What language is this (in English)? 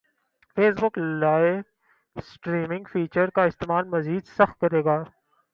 Urdu